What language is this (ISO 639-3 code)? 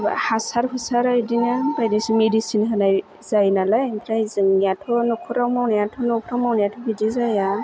brx